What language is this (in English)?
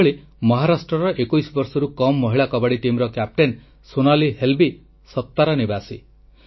Odia